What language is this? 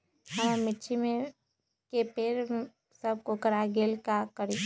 Magahi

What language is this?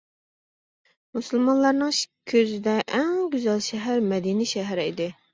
Uyghur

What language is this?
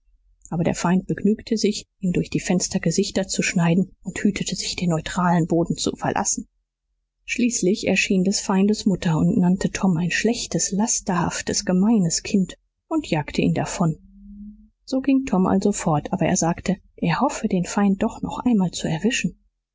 German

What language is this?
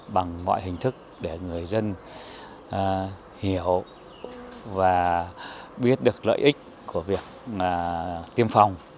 Vietnamese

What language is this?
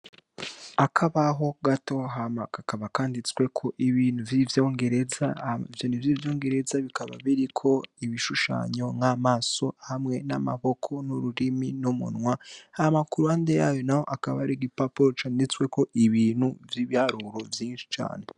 Rundi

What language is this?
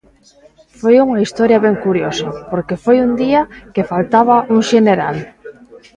Galician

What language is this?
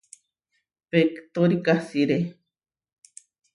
Huarijio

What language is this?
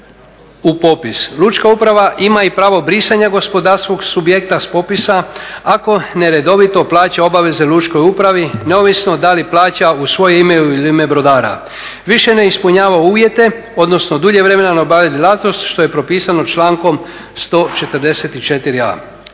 Croatian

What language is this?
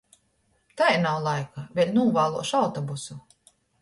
Latgalian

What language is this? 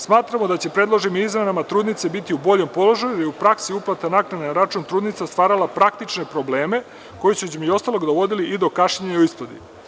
Serbian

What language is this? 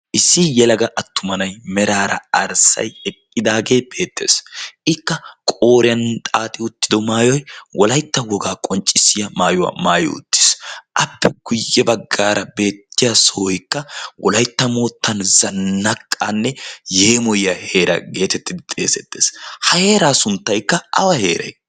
Wolaytta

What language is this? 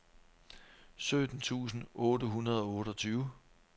Danish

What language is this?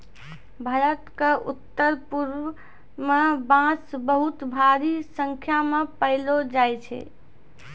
Maithili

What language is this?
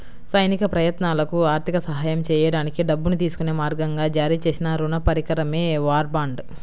Telugu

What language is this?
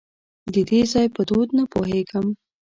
Pashto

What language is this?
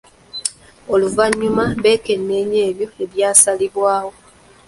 Ganda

